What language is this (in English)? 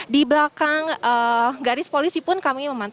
Indonesian